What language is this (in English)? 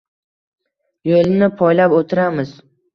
Uzbek